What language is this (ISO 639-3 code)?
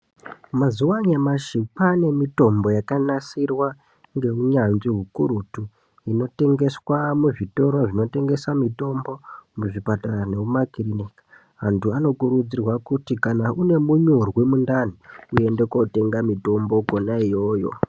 ndc